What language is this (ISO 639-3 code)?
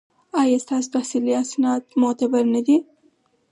pus